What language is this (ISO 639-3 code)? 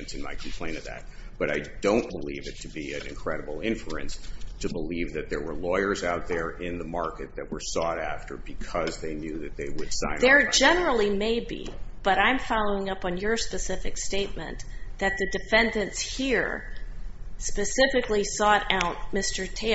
eng